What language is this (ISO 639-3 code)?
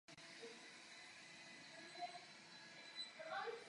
ces